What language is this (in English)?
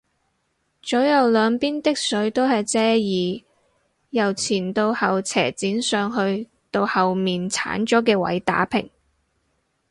Cantonese